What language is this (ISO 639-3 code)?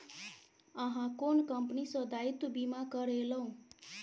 mai